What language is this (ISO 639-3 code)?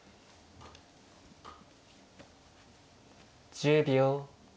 jpn